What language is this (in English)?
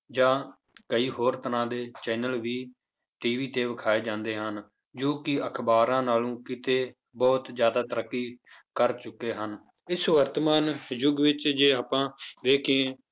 Punjabi